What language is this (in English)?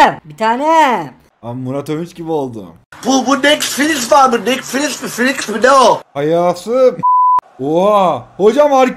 Turkish